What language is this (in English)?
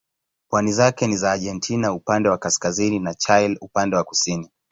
Swahili